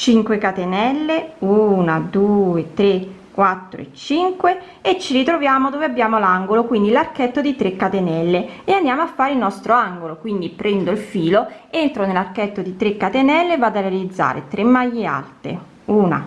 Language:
Italian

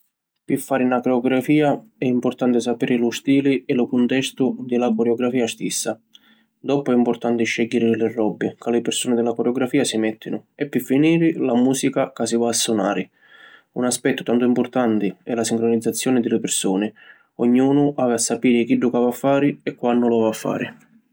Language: Sicilian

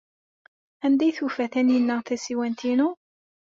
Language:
Kabyle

